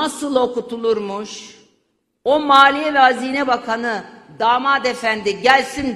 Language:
Turkish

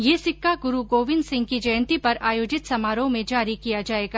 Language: Hindi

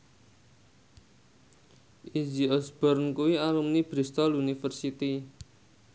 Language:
Javanese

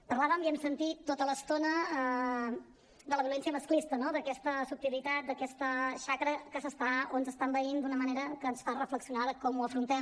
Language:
Catalan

